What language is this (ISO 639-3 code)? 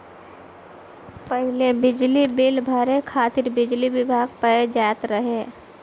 bho